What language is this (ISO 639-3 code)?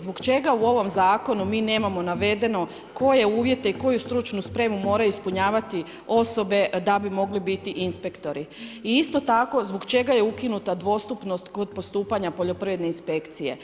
hrv